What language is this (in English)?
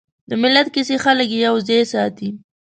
Pashto